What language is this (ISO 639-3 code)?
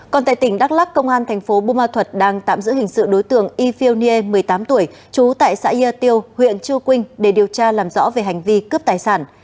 vie